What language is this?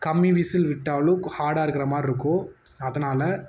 Tamil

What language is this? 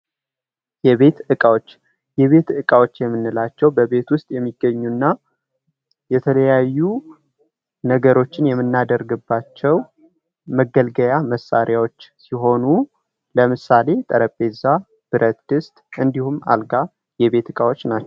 Amharic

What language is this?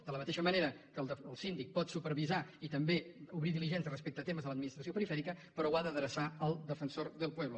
Catalan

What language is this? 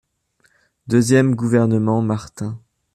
French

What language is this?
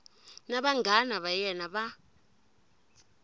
Tsonga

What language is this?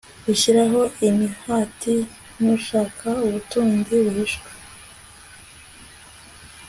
Kinyarwanda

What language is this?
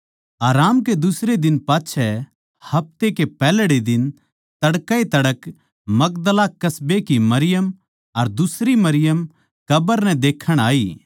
Haryanvi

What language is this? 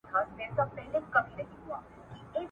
Pashto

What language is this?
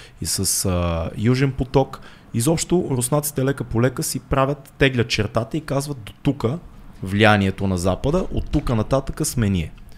Bulgarian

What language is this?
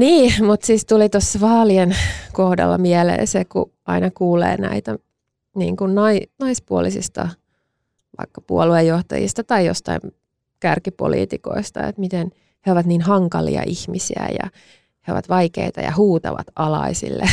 Finnish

